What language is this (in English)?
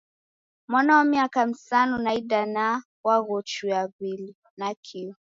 Taita